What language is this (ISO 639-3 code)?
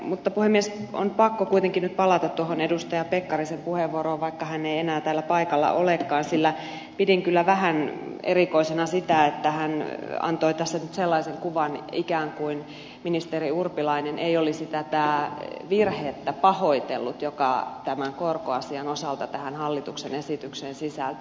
fin